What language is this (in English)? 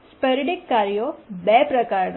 Gujarati